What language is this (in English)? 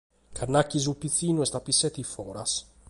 Sardinian